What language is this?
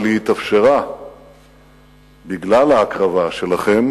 Hebrew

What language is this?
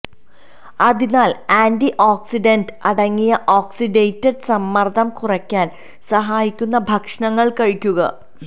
Malayalam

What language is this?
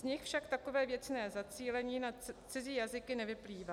Czech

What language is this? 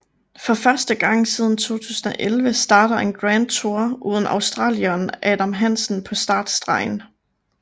Danish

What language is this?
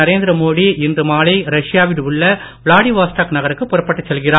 Tamil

